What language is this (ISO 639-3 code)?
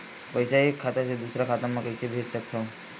hne